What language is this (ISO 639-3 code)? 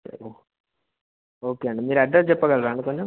tel